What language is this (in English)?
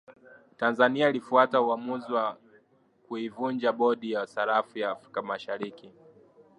Swahili